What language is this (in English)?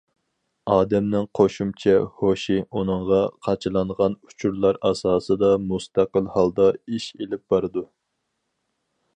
Uyghur